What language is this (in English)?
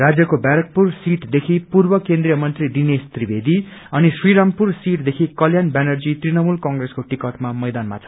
Nepali